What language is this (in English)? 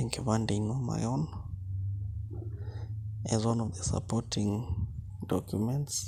Masai